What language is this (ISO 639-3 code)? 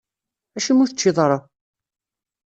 kab